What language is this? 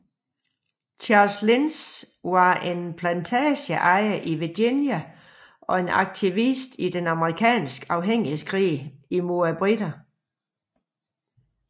Danish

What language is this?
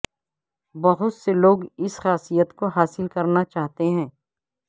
Urdu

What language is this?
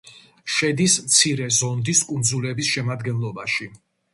Georgian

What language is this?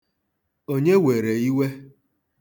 Igbo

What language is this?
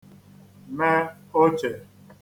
Igbo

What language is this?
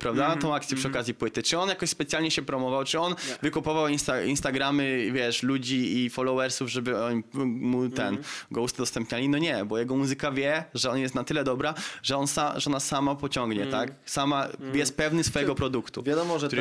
Polish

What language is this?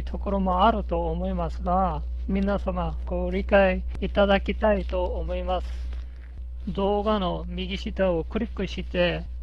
Japanese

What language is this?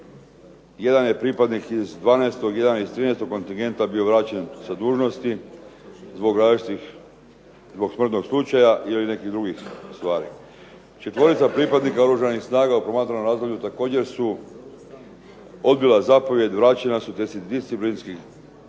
Croatian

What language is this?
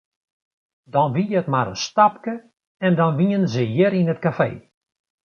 Western Frisian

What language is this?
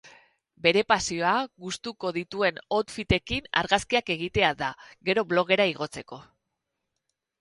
Basque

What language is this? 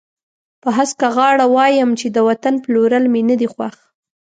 Pashto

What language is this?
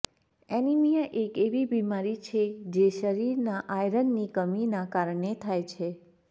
Gujarati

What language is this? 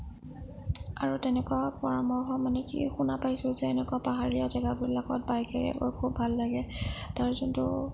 Assamese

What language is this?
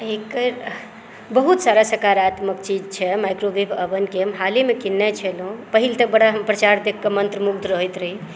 Maithili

